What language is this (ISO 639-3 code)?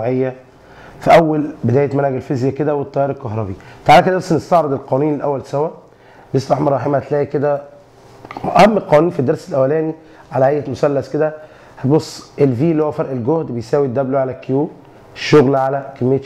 ara